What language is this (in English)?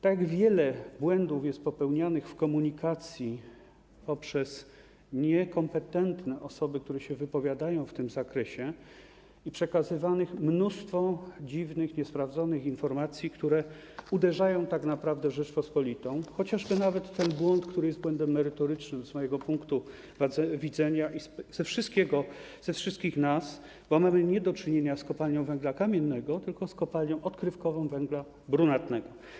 Polish